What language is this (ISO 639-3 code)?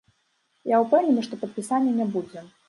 bel